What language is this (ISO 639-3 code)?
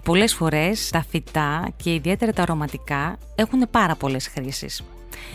ell